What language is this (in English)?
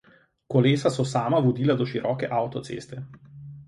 Slovenian